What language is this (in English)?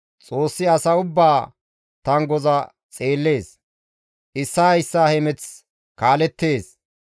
Gamo